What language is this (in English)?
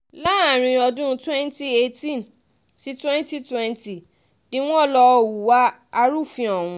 Yoruba